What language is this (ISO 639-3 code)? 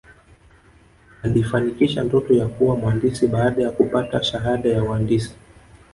swa